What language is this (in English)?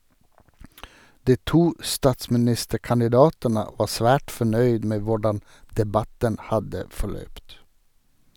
Norwegian